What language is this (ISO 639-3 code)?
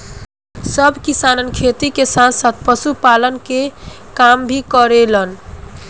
bho